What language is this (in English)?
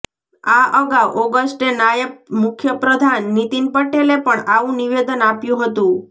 Gujarati